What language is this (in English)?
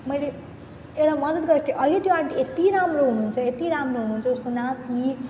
Nepali